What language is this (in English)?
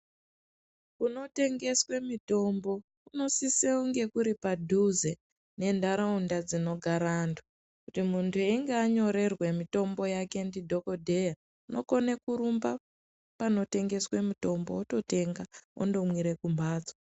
Ndau